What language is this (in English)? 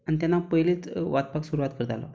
Konkani